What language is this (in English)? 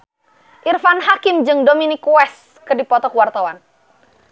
Sundanese